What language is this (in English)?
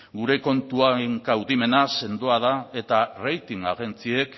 Basque